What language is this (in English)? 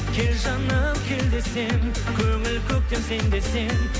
Kazakh